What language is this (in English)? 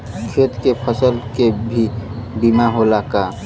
Bhojpuri